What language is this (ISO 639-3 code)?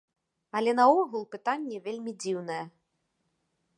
bel